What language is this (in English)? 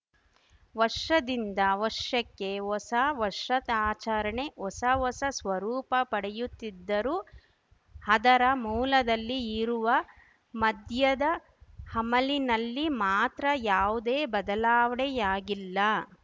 Kannada